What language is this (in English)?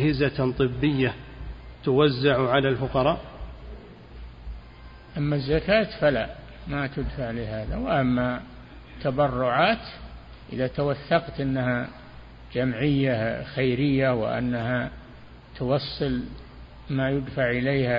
Arabic